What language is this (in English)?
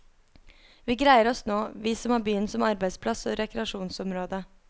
Norwegian